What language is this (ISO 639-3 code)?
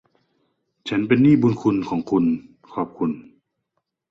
tha